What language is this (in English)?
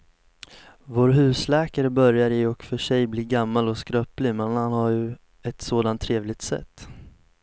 Swedish